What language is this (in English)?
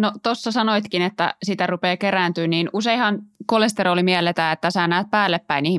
Finnish